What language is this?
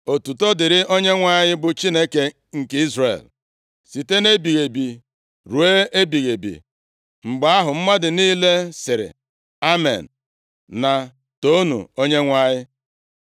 Igbo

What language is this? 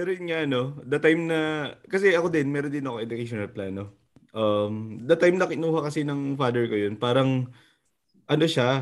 Filipino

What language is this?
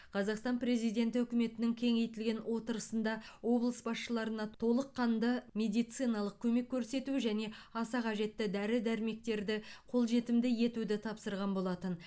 Kazakh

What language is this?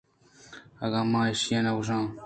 Eastern Balochi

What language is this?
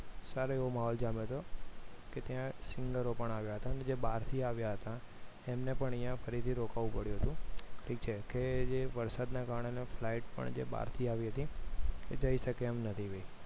Gujarati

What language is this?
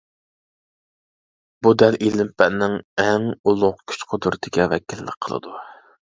Uyghur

